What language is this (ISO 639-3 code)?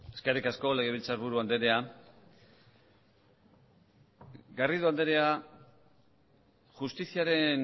eus